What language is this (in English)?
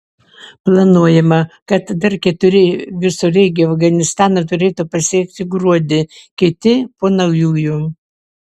Lithuanian